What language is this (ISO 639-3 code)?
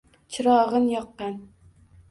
uzb